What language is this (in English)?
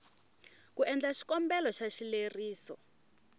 Tsonga